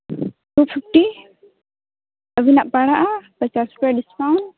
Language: Santali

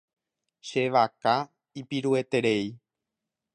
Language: Guarani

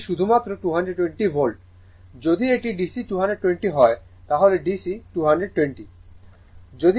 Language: Bangla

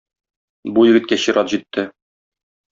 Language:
Tatar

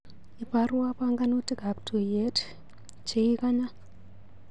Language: Kalenjin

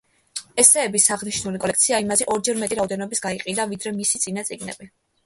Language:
Georgian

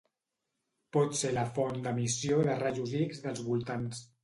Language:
Catalan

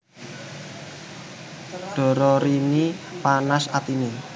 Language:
Javanese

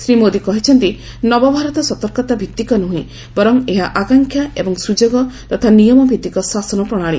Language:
Odia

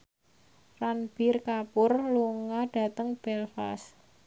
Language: Javanese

